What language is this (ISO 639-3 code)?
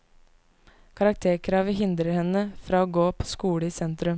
nor